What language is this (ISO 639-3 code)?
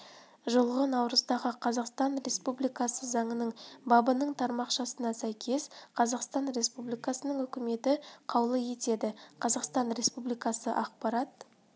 kaz